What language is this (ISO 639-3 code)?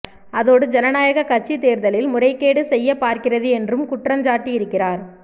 tam